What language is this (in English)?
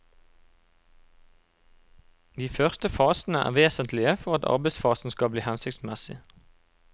Norwegian